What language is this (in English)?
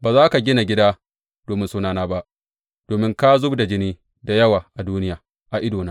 Hausa